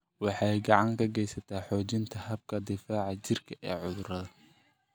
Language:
Somali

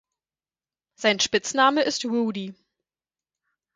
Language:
German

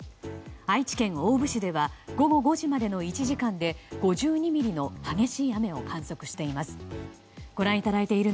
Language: Japanese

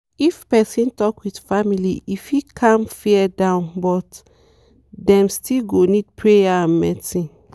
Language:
Nigerian Pidgin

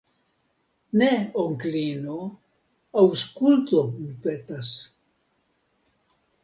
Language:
Esperanto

